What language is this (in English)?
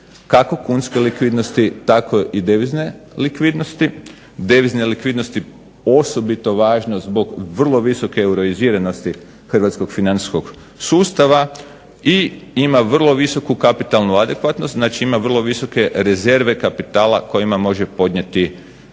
Croatian